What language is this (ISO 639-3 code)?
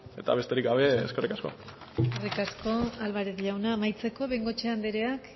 eus